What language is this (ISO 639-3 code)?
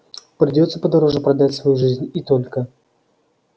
rus